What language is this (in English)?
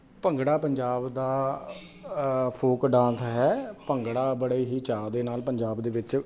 Punjabi